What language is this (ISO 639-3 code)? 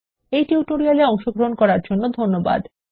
ben